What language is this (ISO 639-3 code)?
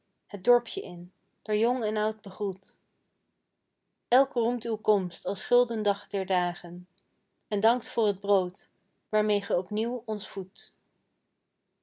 nld